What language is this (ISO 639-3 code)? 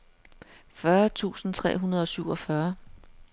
dan